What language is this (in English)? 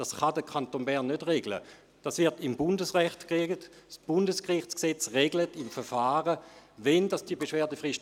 Swiss German